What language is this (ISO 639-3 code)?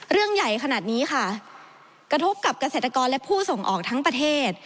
tha